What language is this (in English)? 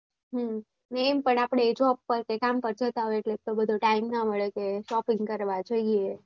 Gujarati